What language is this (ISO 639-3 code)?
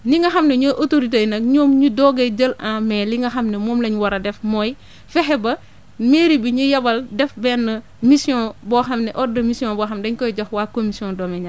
wol